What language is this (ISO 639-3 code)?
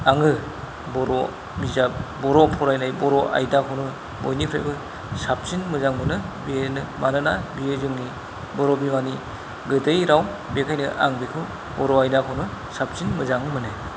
brx